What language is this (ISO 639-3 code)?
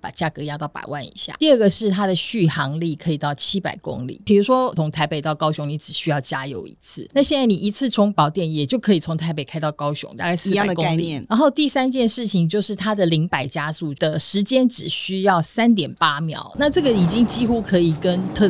zho